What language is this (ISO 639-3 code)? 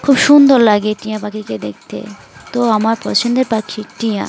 ben